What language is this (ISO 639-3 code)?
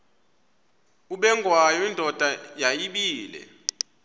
xho